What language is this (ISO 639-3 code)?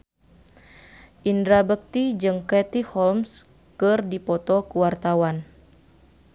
sun